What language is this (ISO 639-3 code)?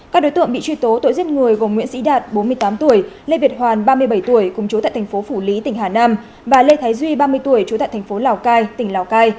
vie